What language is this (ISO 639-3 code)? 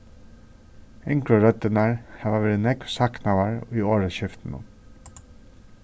fao